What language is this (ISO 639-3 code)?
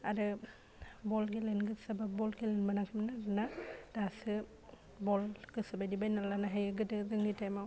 brx